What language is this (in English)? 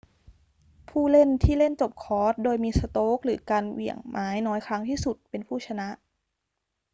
Thai